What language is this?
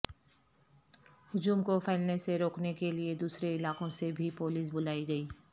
Urdu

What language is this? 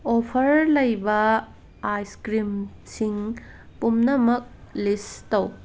Manipuri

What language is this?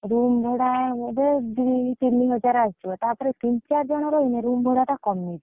Odia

